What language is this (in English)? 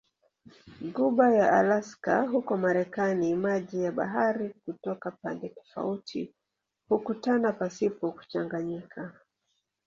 Swahili